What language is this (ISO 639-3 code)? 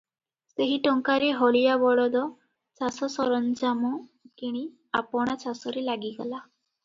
ori